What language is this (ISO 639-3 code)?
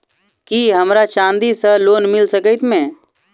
mai